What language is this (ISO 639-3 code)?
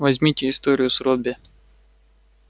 rus